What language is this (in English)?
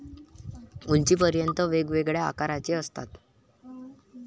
Marathi